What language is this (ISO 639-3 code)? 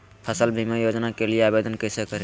mag